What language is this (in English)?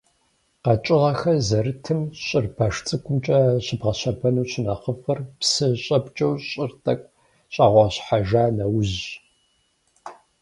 Kabardian